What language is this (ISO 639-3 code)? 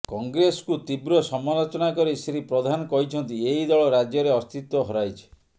ori